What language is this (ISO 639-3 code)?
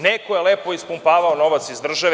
srp